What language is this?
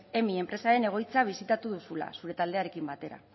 Basque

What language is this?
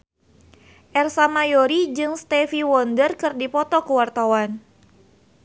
Sundanese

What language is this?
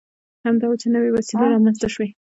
Pashto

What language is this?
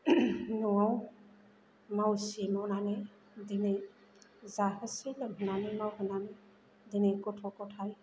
Bodo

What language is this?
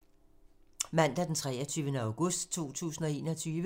Danish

